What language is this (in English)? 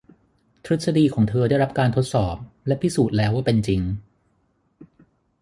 Thai